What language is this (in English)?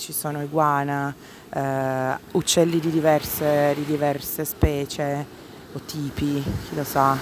Italian